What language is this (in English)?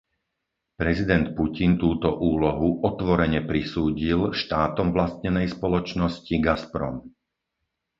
Slovak